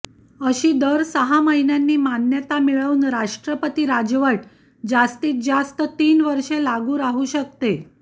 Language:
Marathi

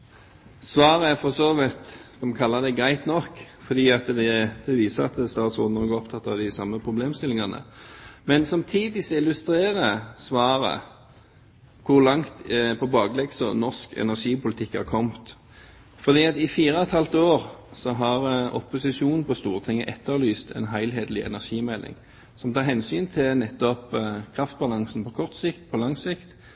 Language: Norwegian Bokmål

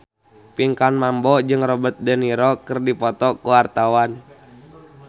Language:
Sundanese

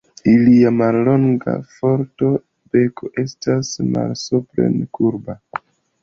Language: Esperanto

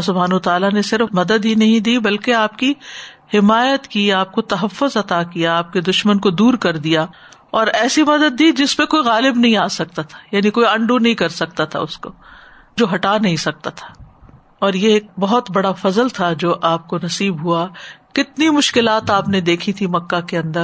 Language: Urdu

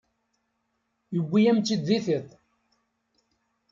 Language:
Kabyle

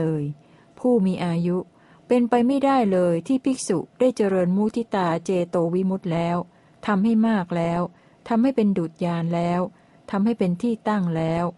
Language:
Thai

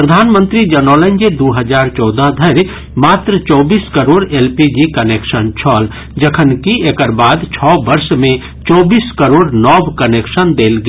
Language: Maithili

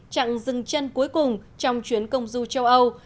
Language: Vietnamese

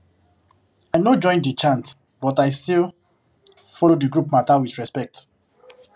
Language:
Nigerian Pidgin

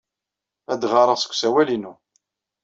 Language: Kabyle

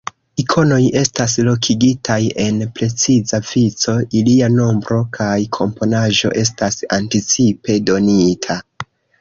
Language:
Esperanto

